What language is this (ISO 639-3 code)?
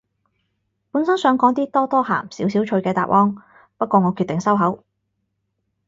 yue